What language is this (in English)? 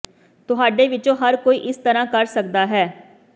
Punjabi